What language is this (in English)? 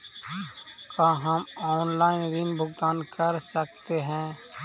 Magahi